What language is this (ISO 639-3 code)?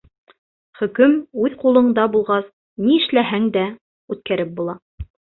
bak